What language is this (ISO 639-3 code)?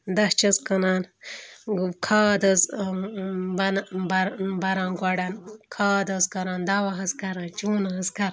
kas